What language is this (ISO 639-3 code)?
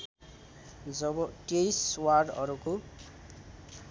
nep